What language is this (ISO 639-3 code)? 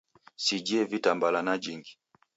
dav